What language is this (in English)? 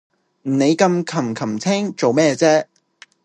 Cantonese